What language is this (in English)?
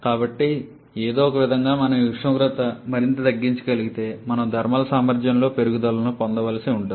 Telugu